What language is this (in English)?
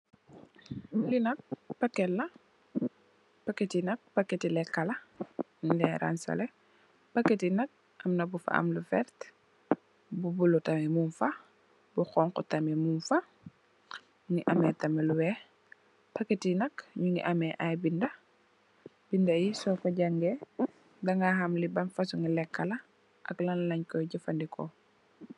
Wolof